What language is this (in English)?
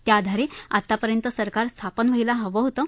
Marathi